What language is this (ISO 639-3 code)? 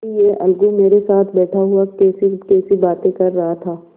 hin